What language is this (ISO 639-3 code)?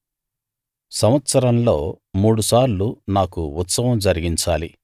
tel